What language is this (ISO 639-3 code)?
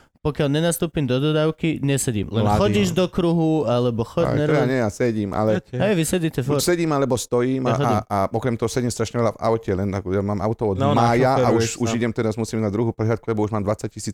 slk